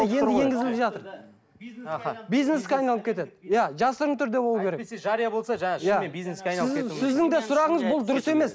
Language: Kazakh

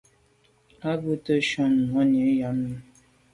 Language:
Medumba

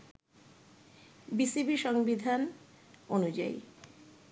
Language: Bangla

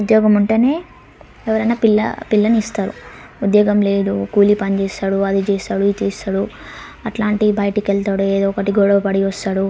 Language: Telugu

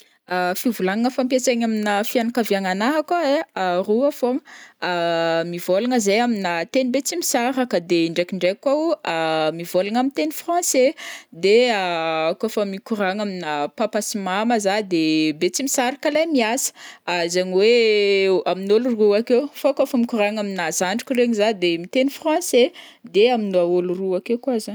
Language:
Northern Betsimisaraka Malagasy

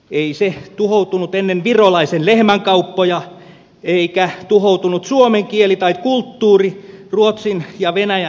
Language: Finnish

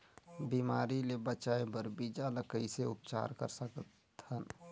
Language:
Chhattisgarhi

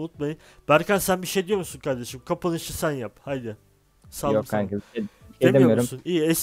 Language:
Turkish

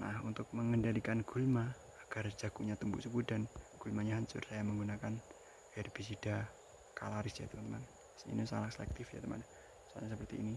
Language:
Indonesian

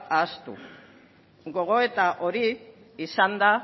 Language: Basque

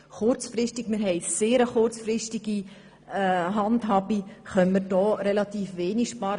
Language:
Swiss German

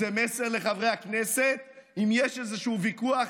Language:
Hebrew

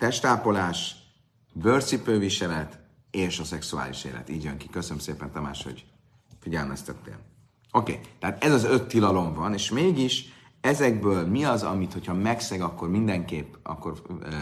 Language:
Hungarian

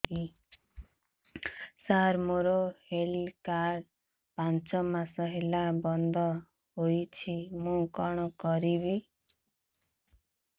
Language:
Odia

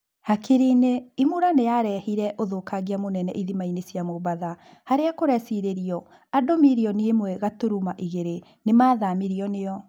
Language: Kikuyu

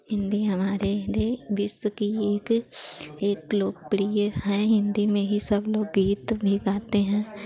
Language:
Hindi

